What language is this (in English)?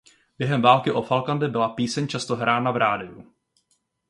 Czech